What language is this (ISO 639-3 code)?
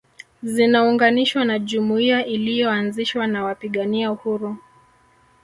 swa